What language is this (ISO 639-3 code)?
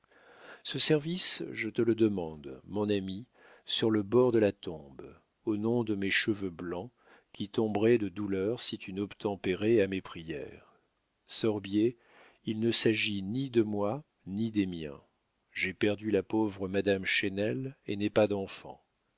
fra